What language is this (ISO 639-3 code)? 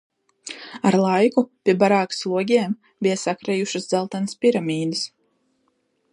lav